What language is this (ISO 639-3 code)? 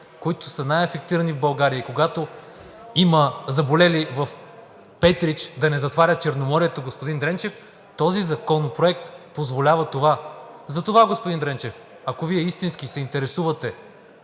bul